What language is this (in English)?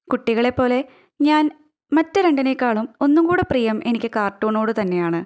Malayalam